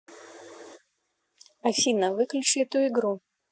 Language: Russian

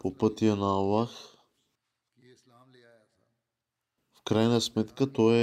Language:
Bulgarian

